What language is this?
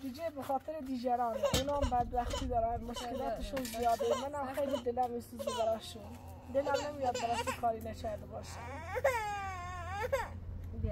Persian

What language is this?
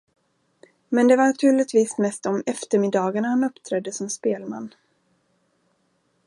Swedish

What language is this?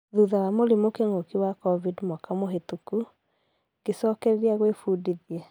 Kikuyu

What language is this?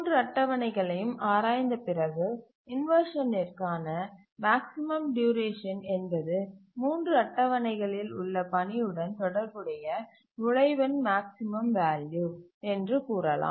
Tamil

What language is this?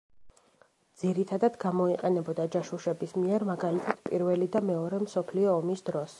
Georgian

